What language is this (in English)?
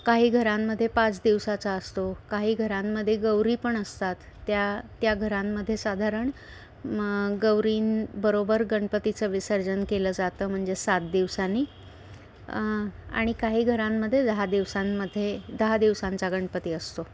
Marathi